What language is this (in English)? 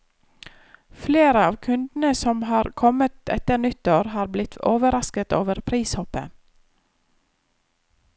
Norwegian